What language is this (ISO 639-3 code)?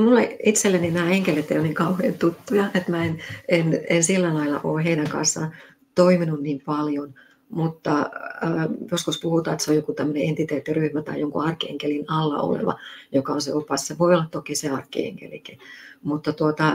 fin